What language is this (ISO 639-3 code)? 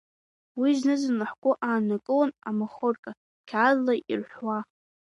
abk